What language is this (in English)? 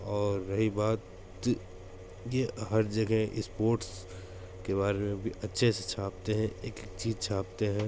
Hindi